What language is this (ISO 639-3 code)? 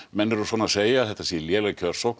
isl